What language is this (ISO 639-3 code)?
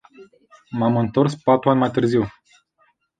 ron